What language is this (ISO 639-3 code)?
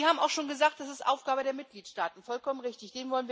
deu